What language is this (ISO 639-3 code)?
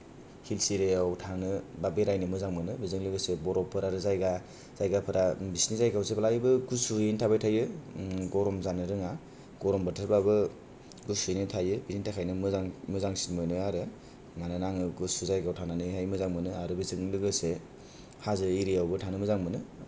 brx